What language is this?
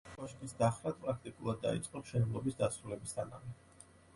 Georgian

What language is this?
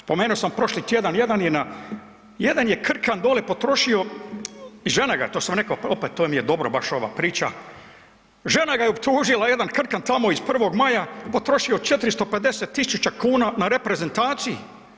Croatian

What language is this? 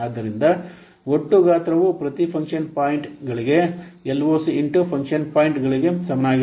Kannada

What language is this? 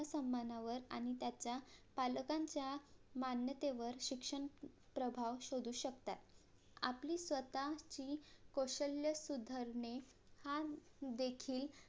Marathi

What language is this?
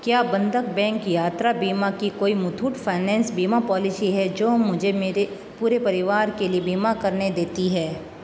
Hindi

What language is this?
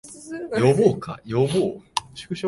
Japanese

